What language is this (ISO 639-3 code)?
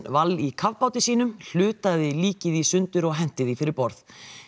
isl